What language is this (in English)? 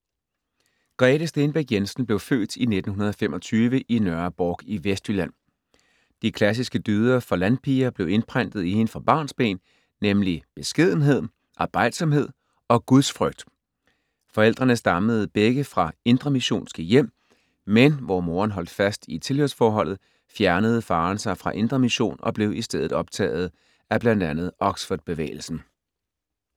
Danish